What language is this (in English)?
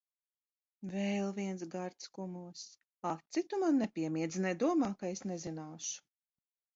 Latvian